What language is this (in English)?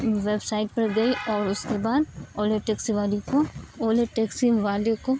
Urdu